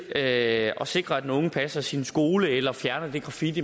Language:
Danish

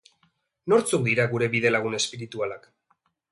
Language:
Basque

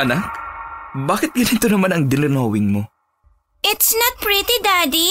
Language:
Filipino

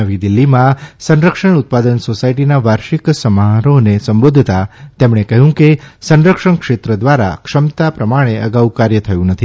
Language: Gujarati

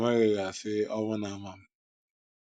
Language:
Igbo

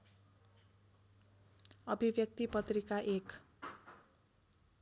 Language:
Nepali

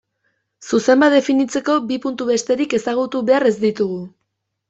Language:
Basque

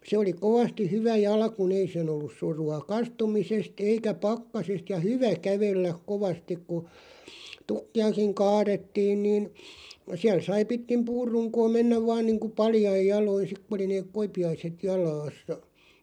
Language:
Finnish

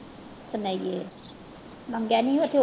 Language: Punjabi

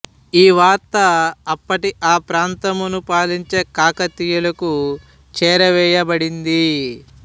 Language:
Telugu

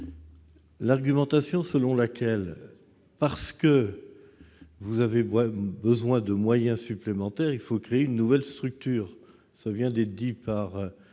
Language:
French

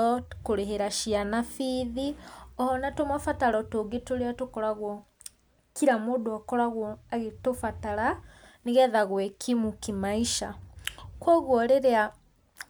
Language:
Kikuyu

